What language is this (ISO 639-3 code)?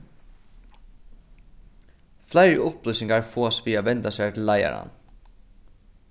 fao